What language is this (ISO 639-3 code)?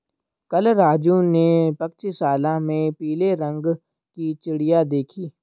hin